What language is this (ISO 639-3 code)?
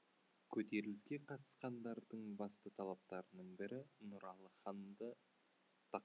kaz